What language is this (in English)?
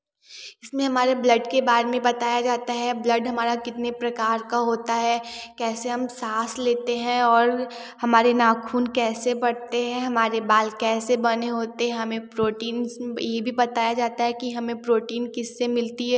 Hindi